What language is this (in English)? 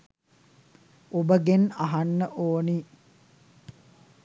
Sinhala